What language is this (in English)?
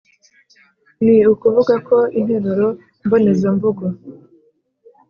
Kinyarwanda